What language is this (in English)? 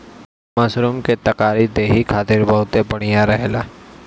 Bhojpuri